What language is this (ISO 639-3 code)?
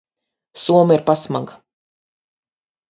lav